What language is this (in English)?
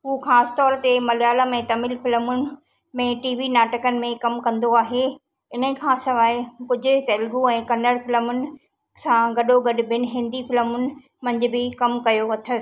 Sindhi